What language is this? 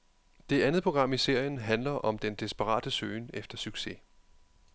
Danish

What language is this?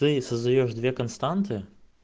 Russian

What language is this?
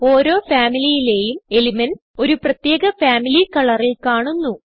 Malayalam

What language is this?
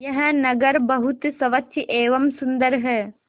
Hindi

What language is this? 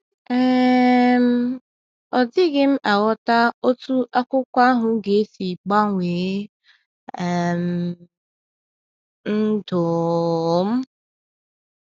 Igbo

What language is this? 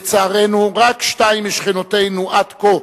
Hebrew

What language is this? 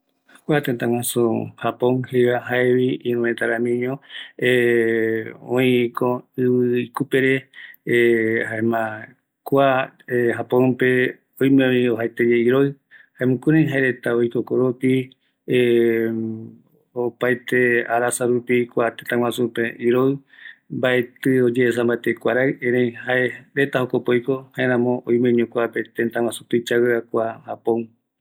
Eastern Bolivian Guaraní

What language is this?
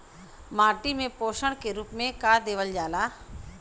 Bhojpuri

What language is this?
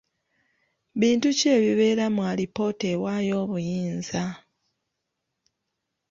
Ganda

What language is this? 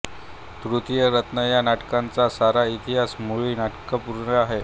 Marathi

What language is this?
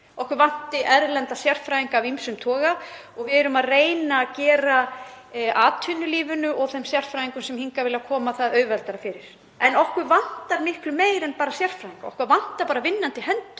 Icelandic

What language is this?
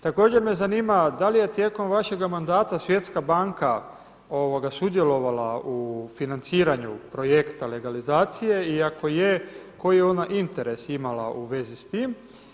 Croatian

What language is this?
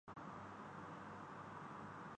Urdu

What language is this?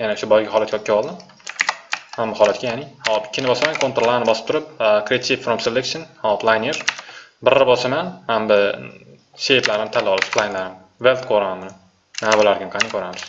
Turkish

